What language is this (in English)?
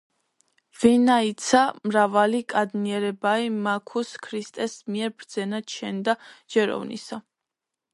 Georgian